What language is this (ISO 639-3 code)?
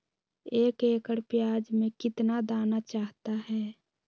mag